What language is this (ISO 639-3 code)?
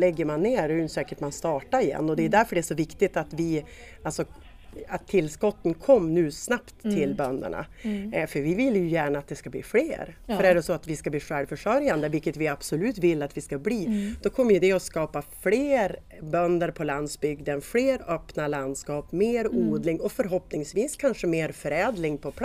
swe